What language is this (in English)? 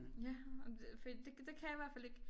Danish